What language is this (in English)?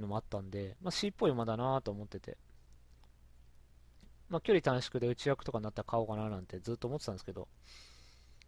Japanese